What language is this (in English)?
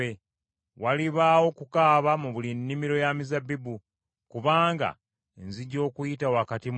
Ganda